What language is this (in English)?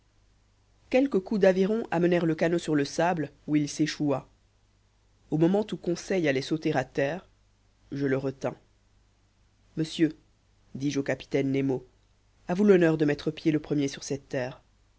French